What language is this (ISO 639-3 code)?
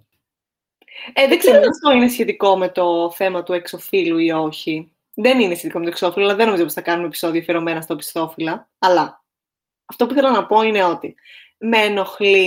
ell